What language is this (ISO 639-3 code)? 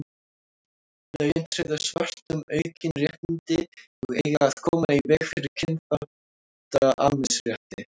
isl